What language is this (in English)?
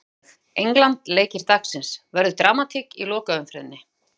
Icelandic